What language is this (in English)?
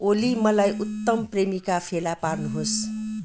Nepali